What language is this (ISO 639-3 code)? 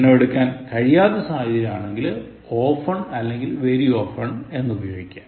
mal